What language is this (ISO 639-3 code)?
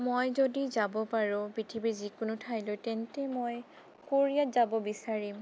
asm